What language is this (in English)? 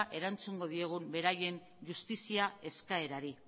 Basque